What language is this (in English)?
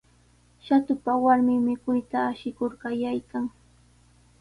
Sihuas Ancash Quechua